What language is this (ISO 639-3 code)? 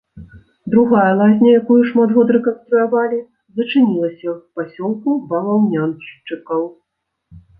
bel